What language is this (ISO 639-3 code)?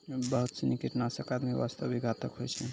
mai